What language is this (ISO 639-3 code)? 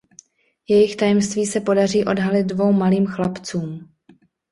ces